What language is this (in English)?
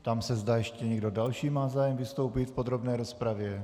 Czech